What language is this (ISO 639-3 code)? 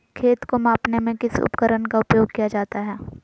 mag